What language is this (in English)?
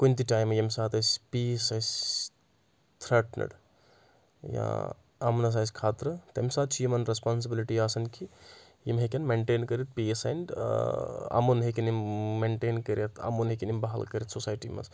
Kashmiri